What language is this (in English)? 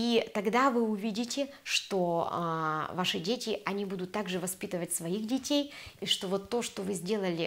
Russian